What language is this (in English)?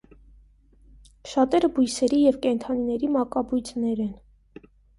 Armenian